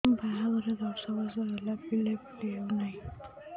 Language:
Odia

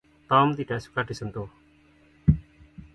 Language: Indonesian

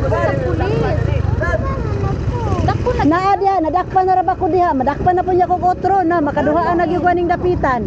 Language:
Filipino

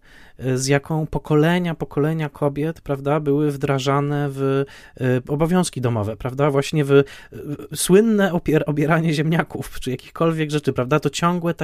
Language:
Polish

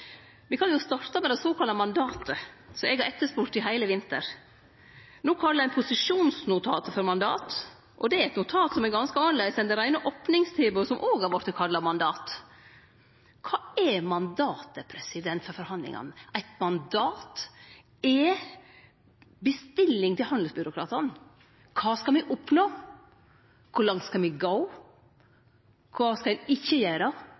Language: Norwegian Nynorsk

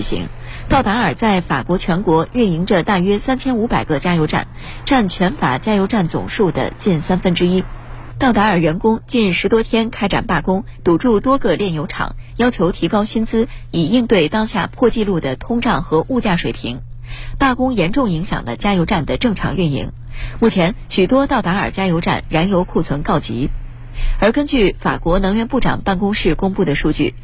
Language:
Chinese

